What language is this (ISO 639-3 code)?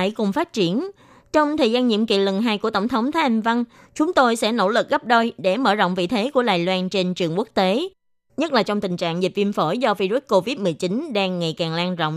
vie